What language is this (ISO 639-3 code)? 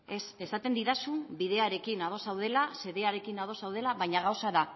eus